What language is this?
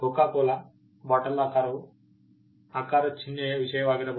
Kannada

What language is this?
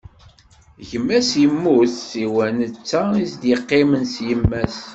Kabyle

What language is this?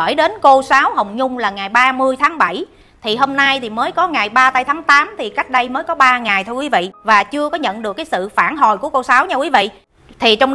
Vietnamese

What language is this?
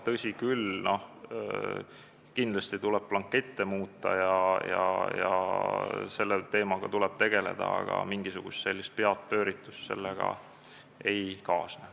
Estonian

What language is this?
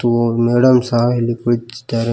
Kannada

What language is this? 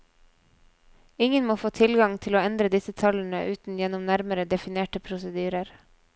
Norwegian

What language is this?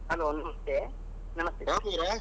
Kannada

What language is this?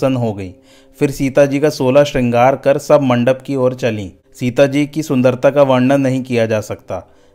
Hindi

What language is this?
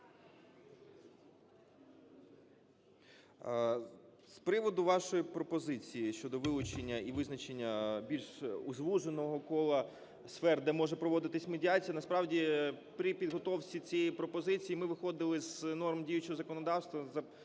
Ukrainian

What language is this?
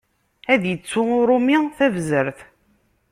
Kabyle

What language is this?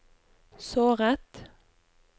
Norwegian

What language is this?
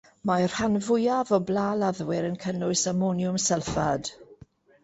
Welsh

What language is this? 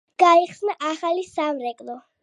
Georgian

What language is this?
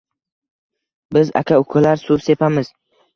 Uzbek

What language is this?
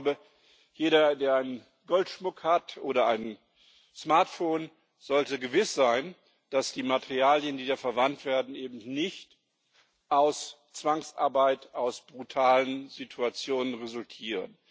German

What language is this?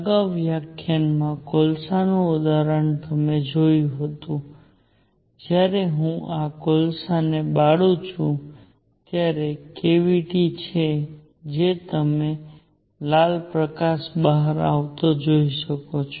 Gujarati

